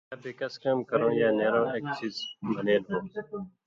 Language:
Indus Kohistani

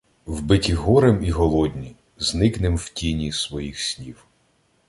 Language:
Ukrainian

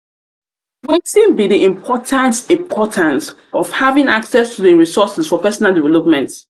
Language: Nigerian Pidgin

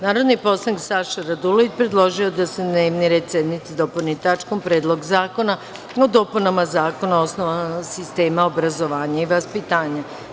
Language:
Serbian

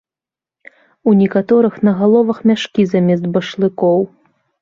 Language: Belarusian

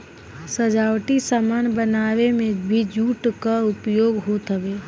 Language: Bhojpuri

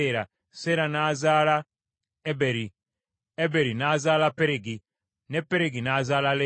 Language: Ganda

